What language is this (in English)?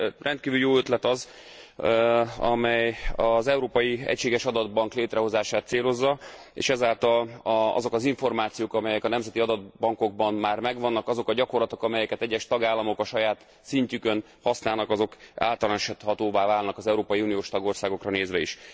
Hungarian